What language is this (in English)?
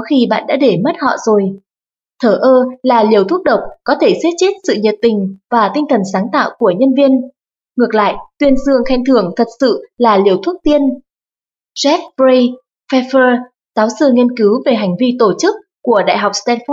Vietnamese